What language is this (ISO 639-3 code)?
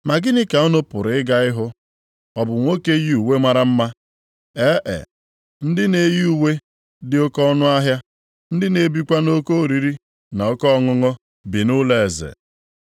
ibo